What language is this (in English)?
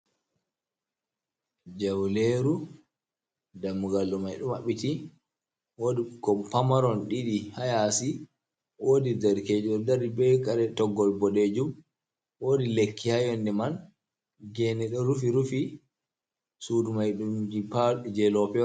Fula